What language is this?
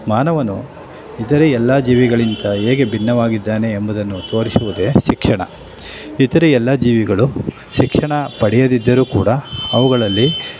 Kannada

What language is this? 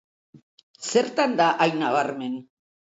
Basque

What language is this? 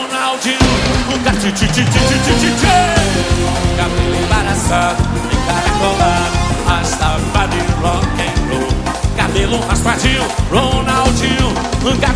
Portuguese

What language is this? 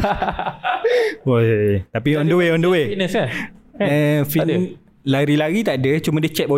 Malay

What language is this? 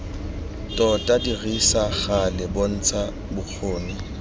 Tswana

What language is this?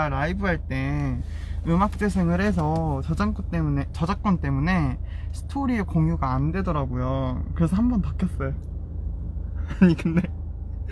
Korean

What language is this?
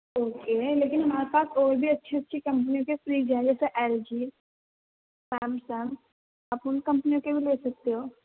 Urdu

